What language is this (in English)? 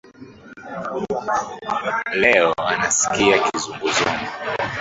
Swahili